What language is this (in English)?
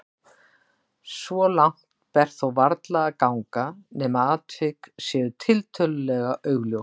Icelandic